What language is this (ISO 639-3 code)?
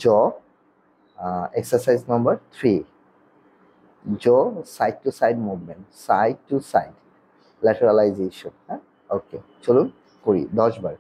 ben